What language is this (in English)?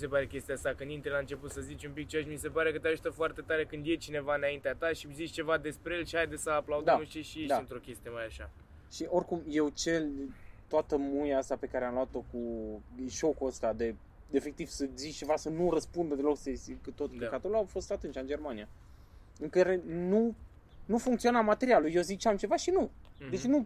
Romanian